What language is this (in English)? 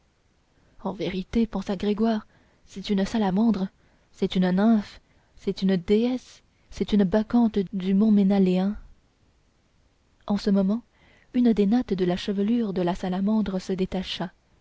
French